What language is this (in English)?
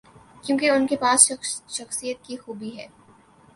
Urdu